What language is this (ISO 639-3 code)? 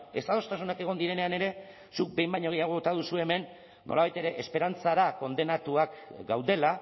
eus